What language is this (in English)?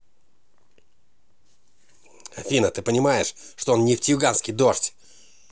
Russian